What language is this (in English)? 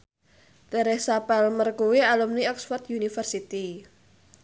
Javanese